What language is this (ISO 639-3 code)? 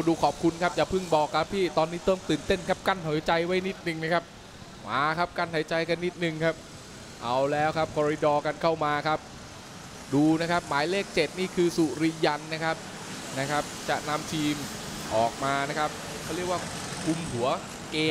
tha